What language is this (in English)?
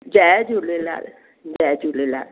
Sindhi